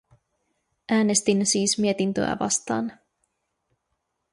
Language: Finnish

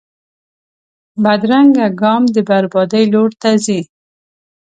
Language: Pashto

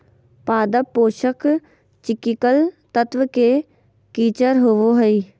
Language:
Magahi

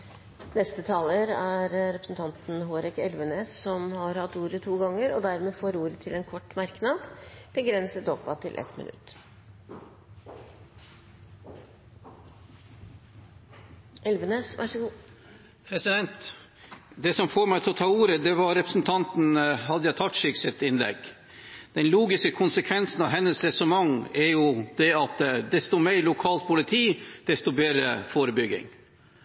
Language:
Norwegian Bokmål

